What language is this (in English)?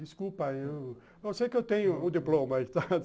Portuguese